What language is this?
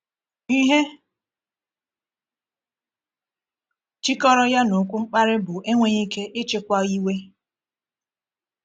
Igbo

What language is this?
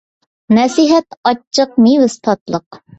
Uyghur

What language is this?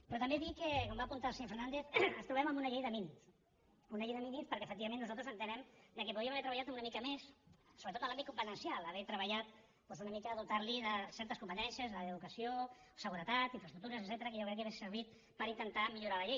Catalan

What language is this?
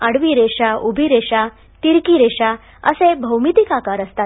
Marathi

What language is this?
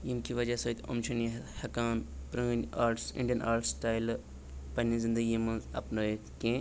Kashmiri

